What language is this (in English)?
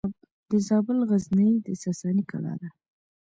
Pashto